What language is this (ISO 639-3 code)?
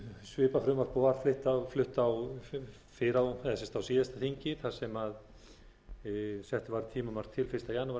isl